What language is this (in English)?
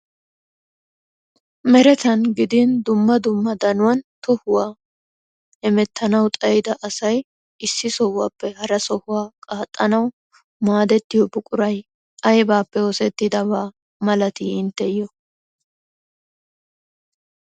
Wolaytta